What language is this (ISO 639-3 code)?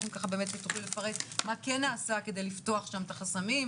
heb